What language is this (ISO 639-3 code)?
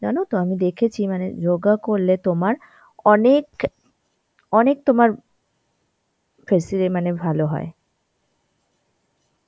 ben